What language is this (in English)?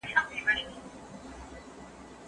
Pashto